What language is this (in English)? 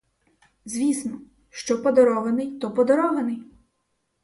Ukrainian